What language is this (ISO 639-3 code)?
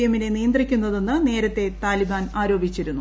mal